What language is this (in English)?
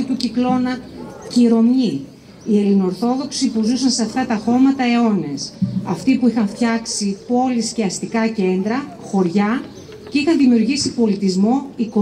Greek